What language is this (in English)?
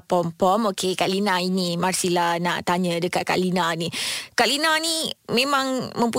Malay